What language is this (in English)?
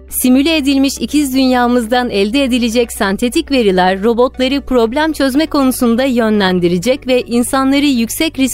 Turkish